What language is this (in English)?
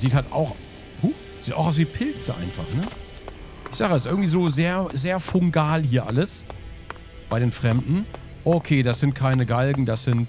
German